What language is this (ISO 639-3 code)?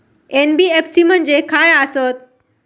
mar